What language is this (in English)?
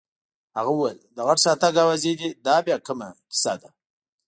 Pashto